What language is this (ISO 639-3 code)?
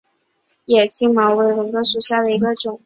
zho